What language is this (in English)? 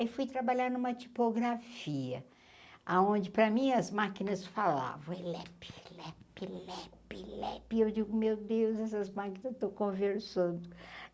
Portuguese